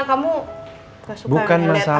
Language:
Indonesian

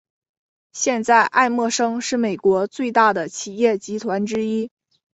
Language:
Chinese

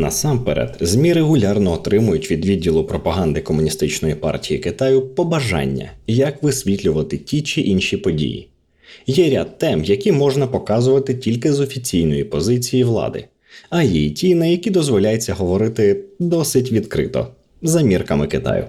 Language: Ukrainian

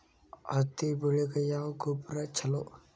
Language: Kannada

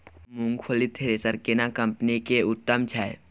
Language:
Maithili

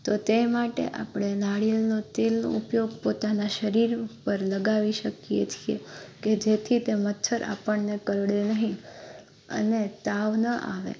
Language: Gujarati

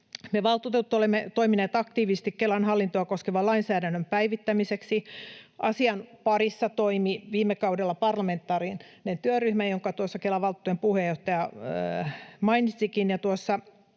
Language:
Finnish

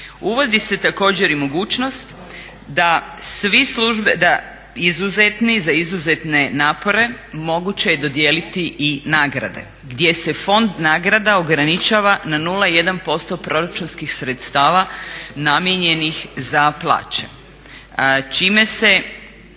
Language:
Croatian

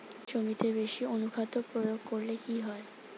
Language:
Bangla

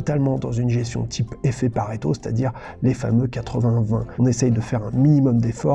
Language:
French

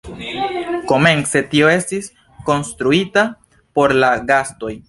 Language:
Esperanto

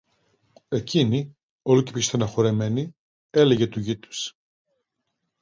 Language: Greek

